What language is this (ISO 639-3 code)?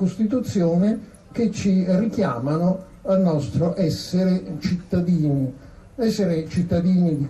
ita